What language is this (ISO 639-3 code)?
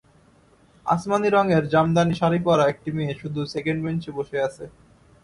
ben